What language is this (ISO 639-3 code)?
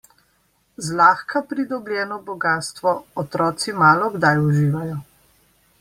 slv